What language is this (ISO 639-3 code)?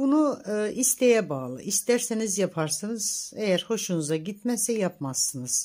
tur